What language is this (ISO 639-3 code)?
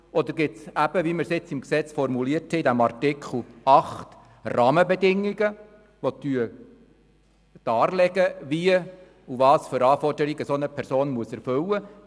gsw